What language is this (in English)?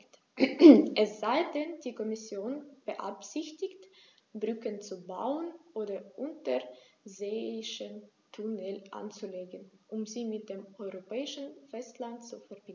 German